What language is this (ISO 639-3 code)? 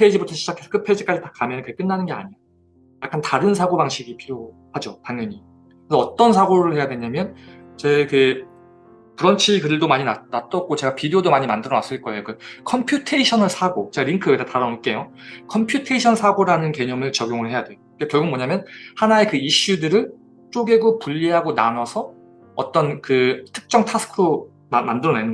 kor